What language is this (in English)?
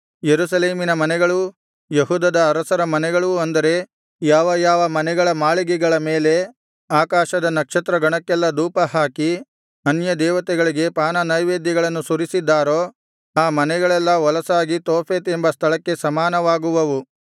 Kannada